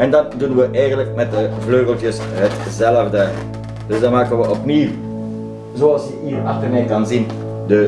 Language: Dutch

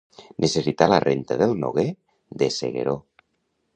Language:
Catalan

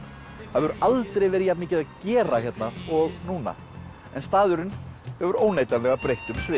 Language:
Icelandic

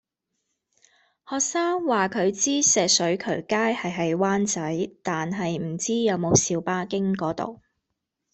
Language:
Cantonese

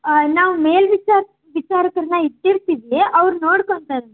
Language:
Kannada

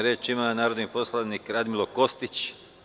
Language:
Serbian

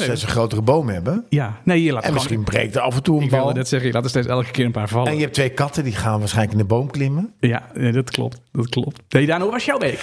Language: Dutch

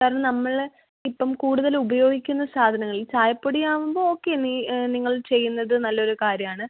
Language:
Malayalam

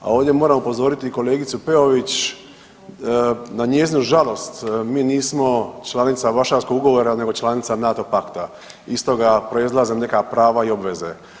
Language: Croatian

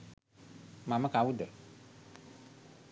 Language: Sinhala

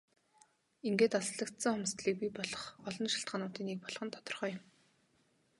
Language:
Mongolian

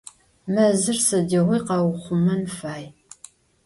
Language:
Adyghe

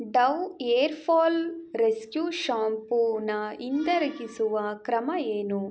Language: Kannada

